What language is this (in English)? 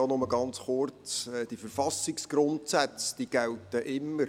Swiss German